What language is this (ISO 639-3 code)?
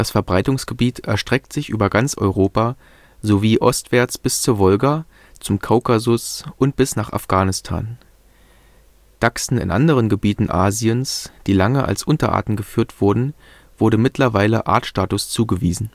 deu